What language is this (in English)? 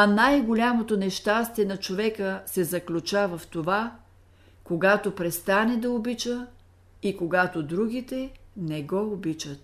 Bulgarian